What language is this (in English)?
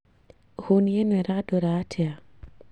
Kikuyu